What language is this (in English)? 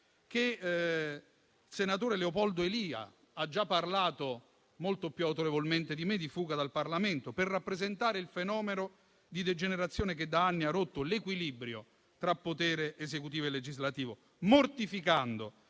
Italian